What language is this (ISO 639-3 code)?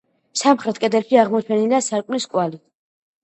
kat